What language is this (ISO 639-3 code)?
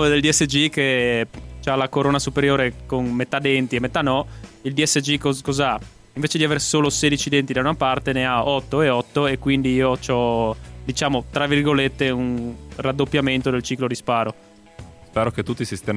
ita